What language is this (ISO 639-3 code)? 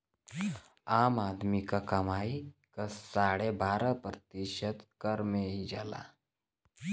bho